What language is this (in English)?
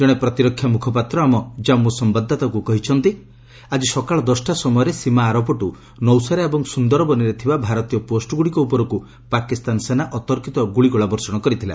Odia